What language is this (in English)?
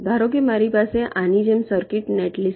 Gujarati